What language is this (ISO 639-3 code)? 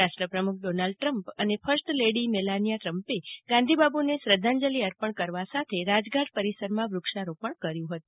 guj